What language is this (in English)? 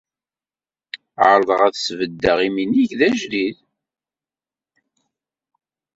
Kabyle